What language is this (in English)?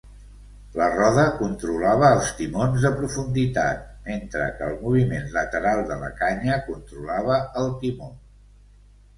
Catalan